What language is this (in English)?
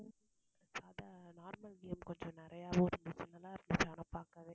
Tamil